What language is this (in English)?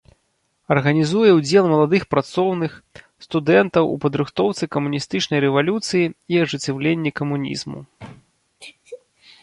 Belarusian